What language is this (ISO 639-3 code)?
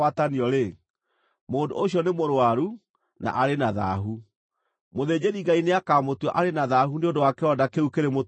kik